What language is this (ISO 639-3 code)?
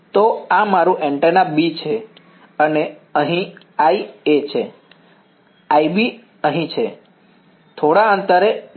guj